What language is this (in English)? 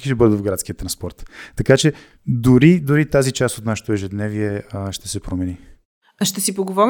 Bulgarian